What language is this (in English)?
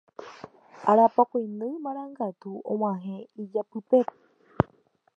Guarani